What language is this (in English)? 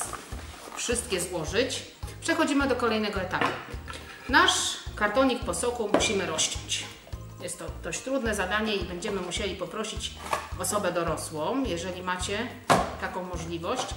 Polish